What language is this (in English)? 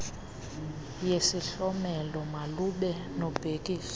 Xhosa